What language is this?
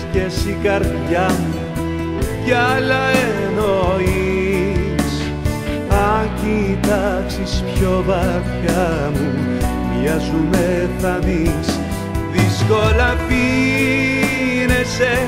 Greek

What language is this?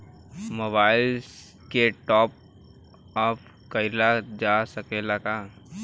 Bhojpuri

